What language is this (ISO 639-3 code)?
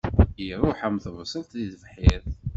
kab